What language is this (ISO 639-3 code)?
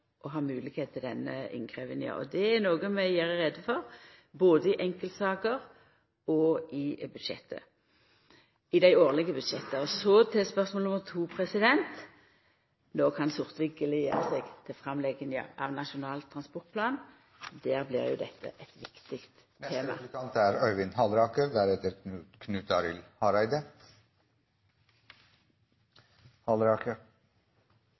nno